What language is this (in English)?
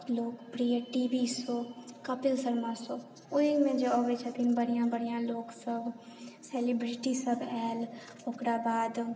Maithili